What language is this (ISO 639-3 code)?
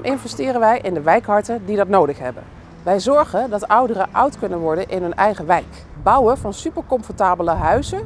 nld